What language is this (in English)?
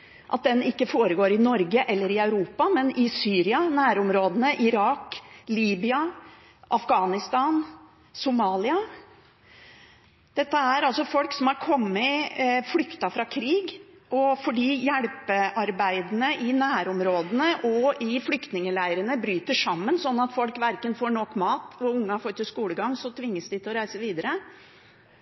Norwegian Bokmål